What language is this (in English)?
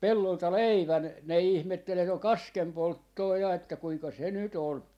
Finnish